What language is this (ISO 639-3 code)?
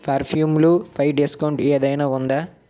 tel